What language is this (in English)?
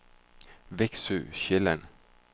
Danish